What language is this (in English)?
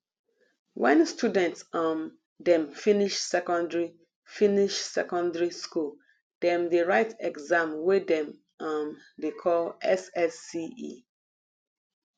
Nigerian Pidgin